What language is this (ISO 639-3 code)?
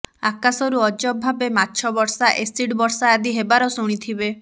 ori